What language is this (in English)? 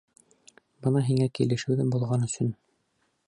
Bashkir